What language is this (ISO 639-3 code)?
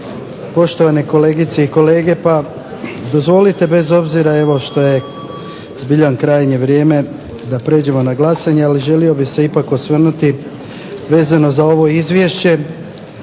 hrv